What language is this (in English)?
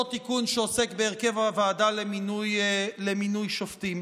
Hebrew